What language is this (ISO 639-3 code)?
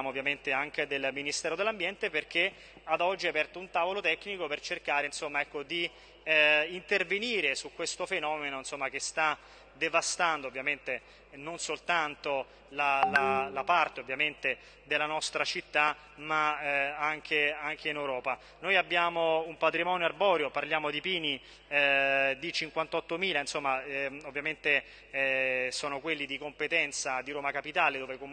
ita